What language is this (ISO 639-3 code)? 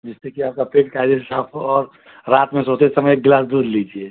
hin